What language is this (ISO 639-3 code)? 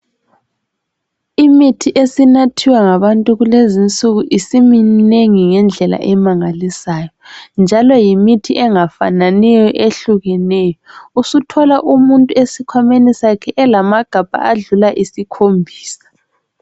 nde